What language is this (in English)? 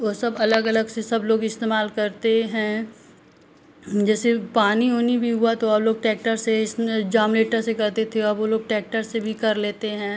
Hindi